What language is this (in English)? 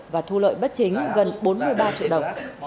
Vietnamese